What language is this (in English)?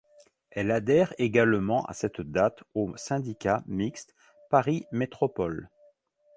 French